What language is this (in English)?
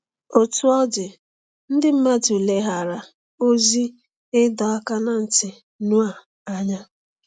Igbo